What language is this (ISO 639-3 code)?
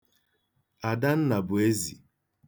ibo